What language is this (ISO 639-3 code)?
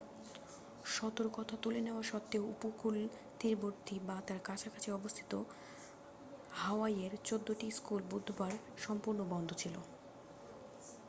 ben